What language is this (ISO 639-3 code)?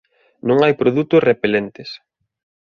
glg